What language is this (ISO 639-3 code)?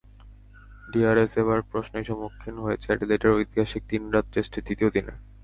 ben